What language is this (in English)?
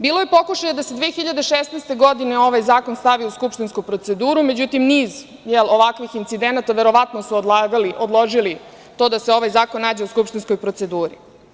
Serbian